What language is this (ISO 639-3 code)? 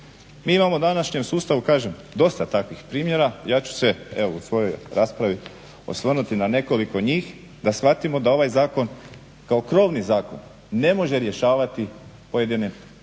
hrv